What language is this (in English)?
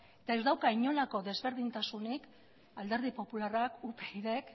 Basque